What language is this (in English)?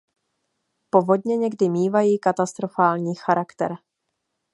Czech